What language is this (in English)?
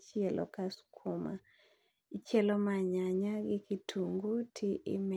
Luo (Kenya and Tanzania)